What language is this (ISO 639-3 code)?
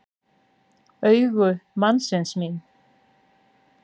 isl